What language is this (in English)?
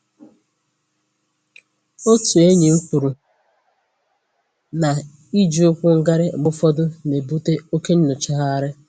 Igbo